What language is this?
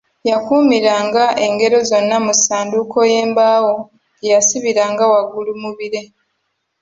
Ganda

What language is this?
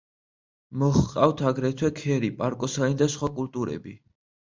Georgian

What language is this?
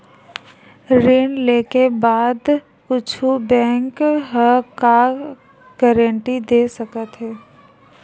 Chhattisgarhi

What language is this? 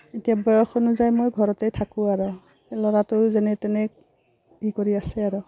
Assamese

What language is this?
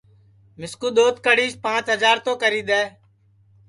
Sansi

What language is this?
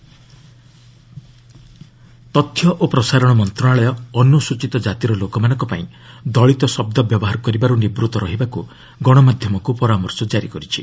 Odia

